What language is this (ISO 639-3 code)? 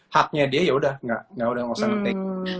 ind